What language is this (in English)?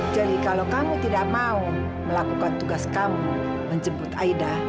Indonesian